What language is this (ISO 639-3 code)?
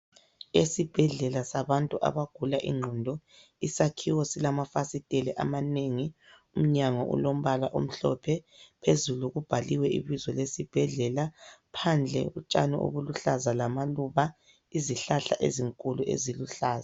nde